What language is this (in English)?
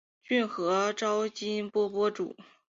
Chinese